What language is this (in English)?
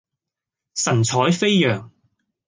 Cantonese